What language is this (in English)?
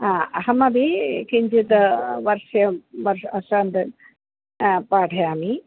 Sanskrit